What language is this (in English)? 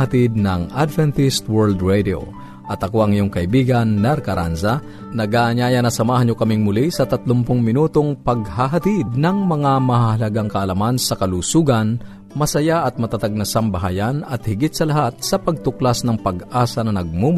Filipino